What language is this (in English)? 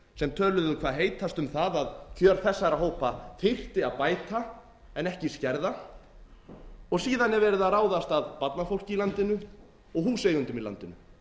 Icelandic